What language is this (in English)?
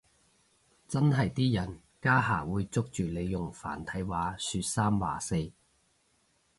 Cantonese